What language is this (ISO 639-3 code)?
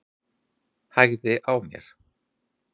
isl